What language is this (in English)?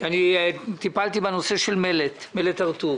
Hebrew